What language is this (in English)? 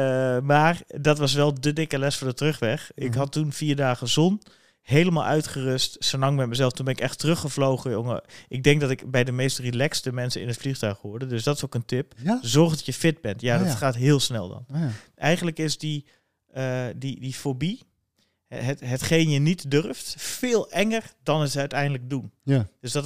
Dutch